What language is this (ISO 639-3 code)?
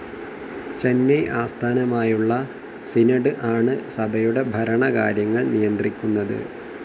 mal